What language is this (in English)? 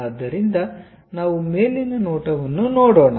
Kannada